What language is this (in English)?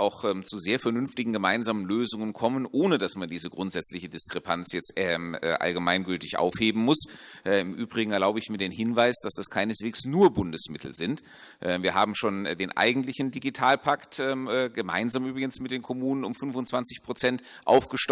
German